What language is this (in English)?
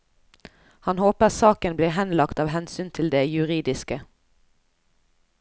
Norwegian